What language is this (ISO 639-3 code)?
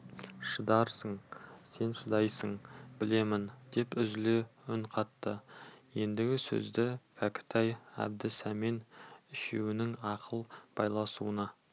kaz